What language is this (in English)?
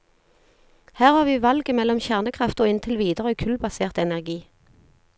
Norwegian